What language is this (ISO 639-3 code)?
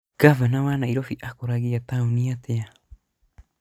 kik